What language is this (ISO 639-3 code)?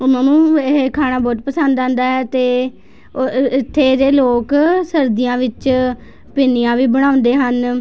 pan